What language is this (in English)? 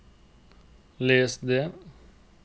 Norwegian